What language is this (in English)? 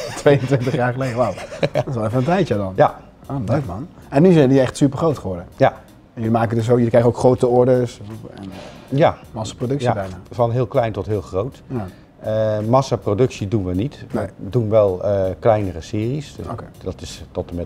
Dutch